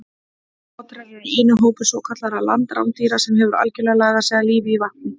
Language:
Icelandic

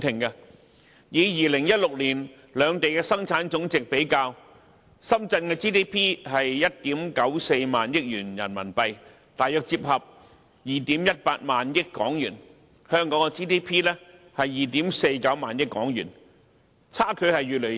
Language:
Cantonese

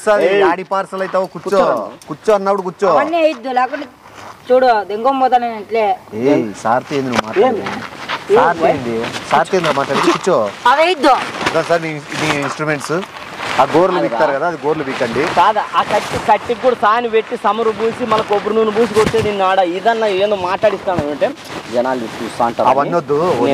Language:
Telugu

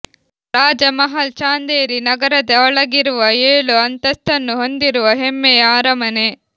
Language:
Kannada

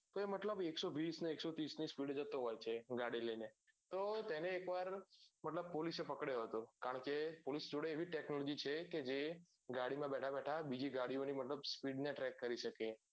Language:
Gujarati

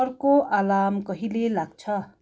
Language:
Nepali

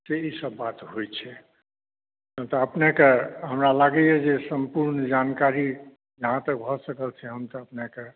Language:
Maithili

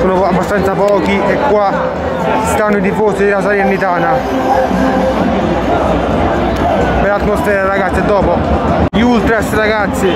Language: Italian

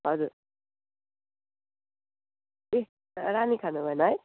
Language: Nepali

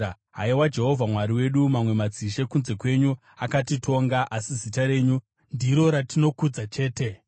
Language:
Shona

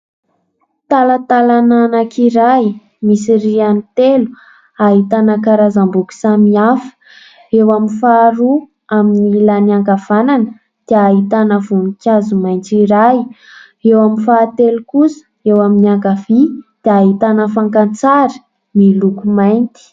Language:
Malagasy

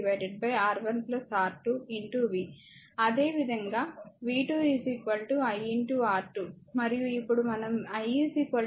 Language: Telugu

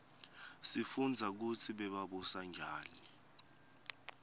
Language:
Swati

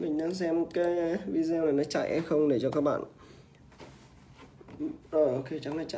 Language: Vietnamese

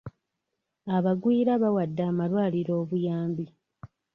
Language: Ganda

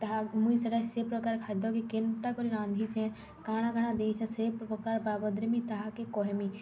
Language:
Odia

